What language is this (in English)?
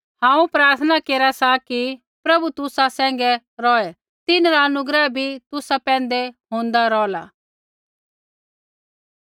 Kullu Pahari